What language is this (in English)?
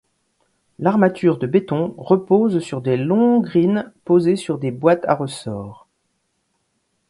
French